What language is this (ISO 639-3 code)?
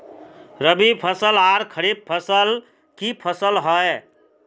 mag